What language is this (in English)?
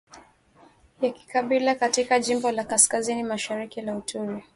Swahili